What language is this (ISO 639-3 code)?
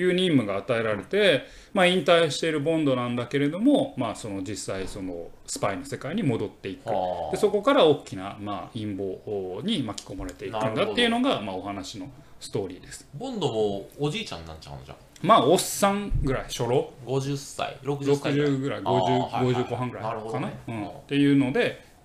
jpn